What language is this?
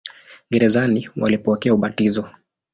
Swahili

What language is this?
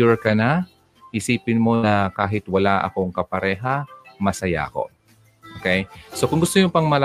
Filipino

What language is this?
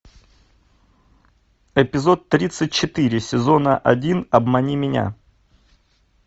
Russian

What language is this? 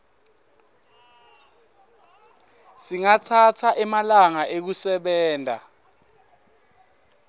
Swati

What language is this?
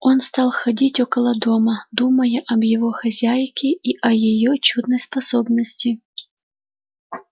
Russian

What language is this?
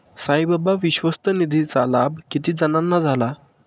Marathi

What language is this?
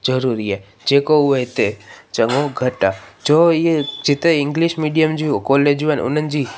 Sindhi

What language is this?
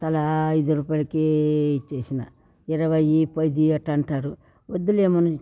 Telugu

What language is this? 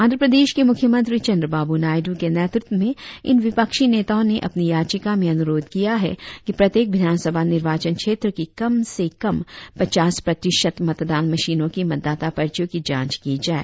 Hindi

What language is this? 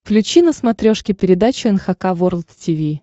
Russian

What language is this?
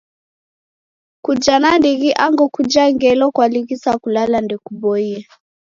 Taita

